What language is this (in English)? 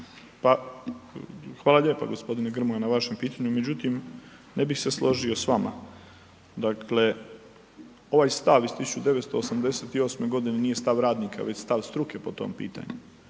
Croatian